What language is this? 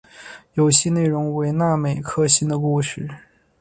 Chinese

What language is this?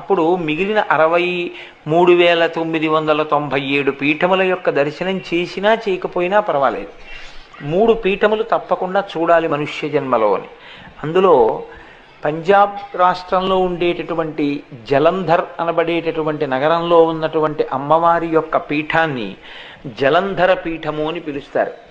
Telugu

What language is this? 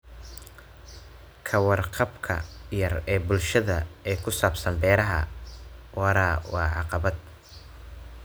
Somali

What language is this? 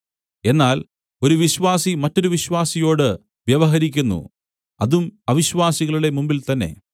Malayalam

